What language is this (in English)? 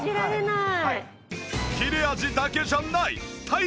Japanese